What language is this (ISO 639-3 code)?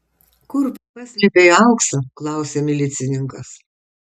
lit